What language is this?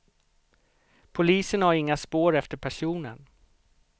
Swedish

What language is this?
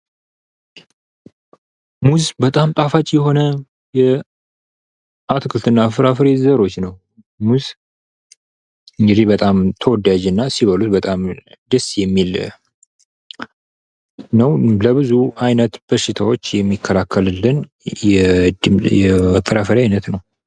Amharic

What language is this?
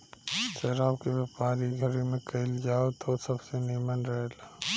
Bhojpuri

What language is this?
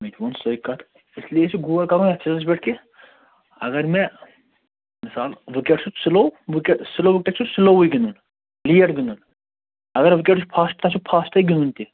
Kashmiri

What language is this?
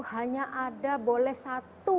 Indonesian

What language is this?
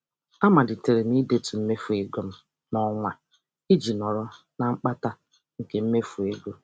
Igbo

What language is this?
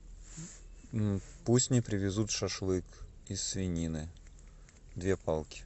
Russian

